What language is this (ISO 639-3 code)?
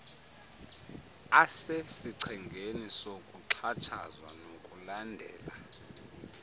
xho